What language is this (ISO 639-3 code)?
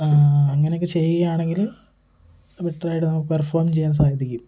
mal